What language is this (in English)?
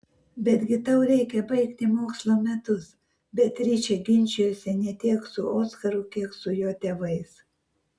Lithuanian